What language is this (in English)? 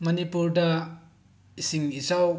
Manipuri